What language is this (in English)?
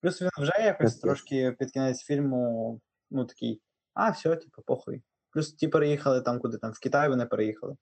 Ukrainian